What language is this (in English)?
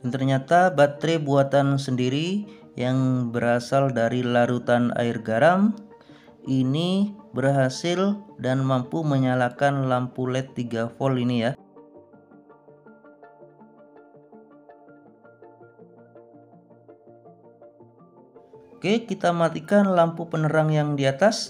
Indonesian